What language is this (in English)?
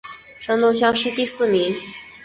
Chinese